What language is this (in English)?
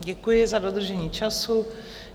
Czech